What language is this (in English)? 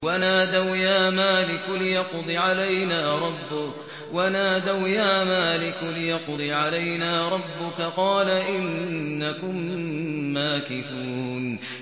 Arabic